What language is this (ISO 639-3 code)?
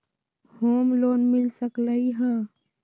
mag